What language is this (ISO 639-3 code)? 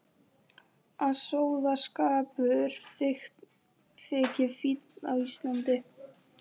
isl